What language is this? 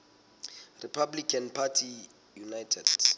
Southern Sotho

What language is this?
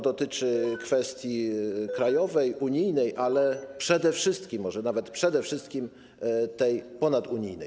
Polish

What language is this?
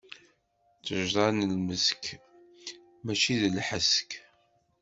Kabyle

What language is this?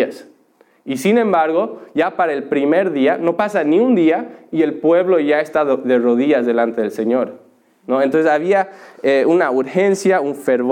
Spanish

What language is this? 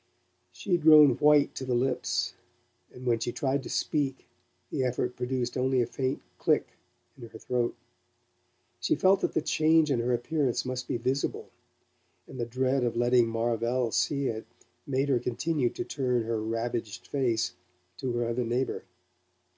English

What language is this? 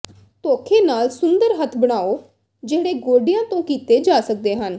Punjabi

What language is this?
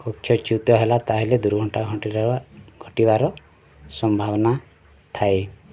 Odia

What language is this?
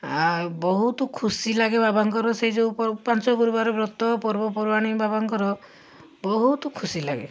Odia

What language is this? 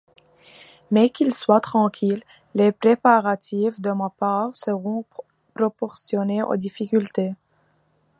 French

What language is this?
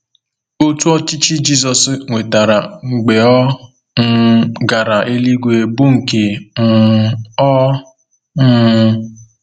Igbo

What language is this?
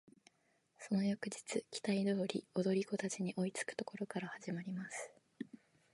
Japanese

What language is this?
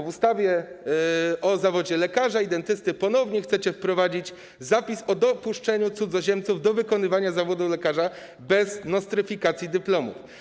Polish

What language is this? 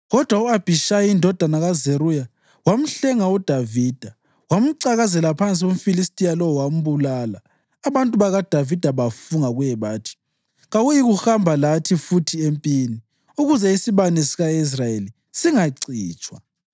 North Ndebele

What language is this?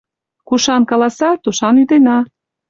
Mari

